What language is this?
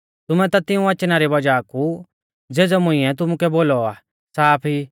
Mahasu Pahari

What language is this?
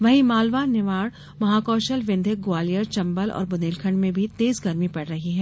Hindi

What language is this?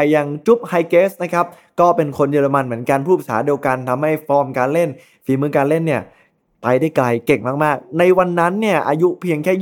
Thai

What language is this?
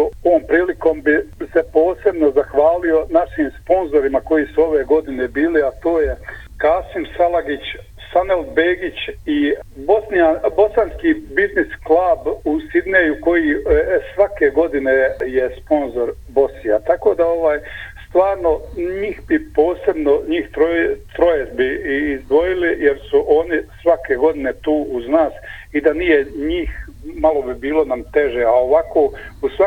Croatian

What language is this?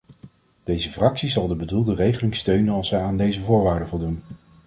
Dutch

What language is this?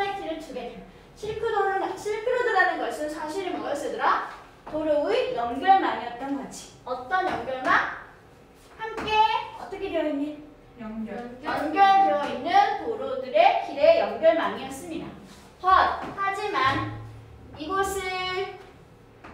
Korean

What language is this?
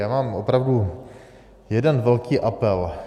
Czech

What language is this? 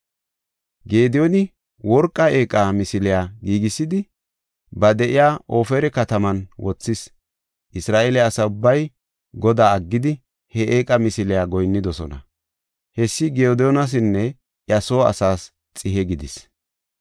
Gofa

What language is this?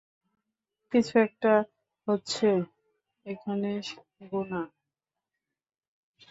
Bangla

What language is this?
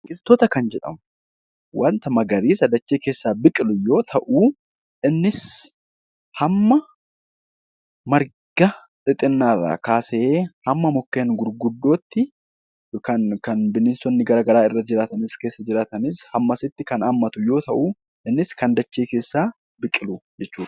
Oromo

